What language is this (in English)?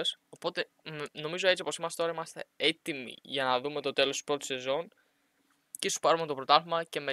Greek